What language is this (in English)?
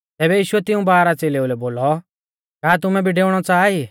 Mahasu Pahari